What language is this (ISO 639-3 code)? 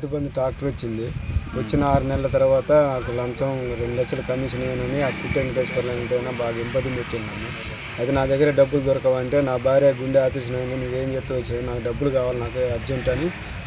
ron